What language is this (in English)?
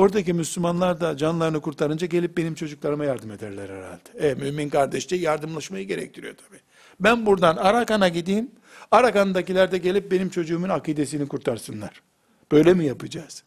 Turkish